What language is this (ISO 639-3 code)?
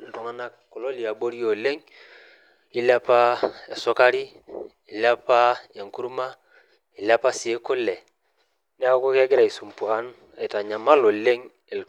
mas